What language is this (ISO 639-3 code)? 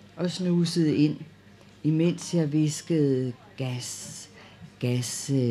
dan